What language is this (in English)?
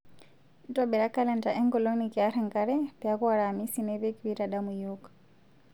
Masai